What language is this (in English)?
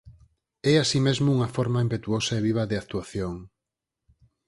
Galician